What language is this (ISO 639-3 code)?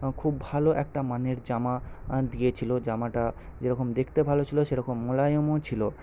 ben